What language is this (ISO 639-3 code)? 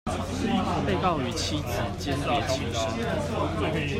zho